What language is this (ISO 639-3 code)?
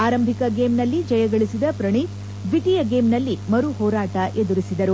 kan